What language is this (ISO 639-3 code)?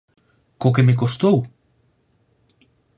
glg